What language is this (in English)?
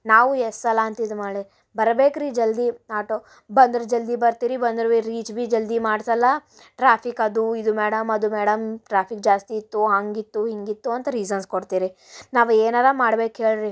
Kannada